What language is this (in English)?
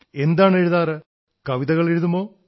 Malayalam